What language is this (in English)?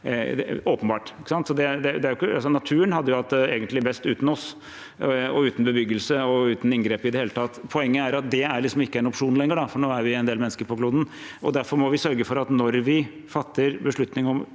Norwegian